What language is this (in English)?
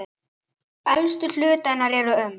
Icelandic